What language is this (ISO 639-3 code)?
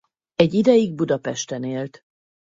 hun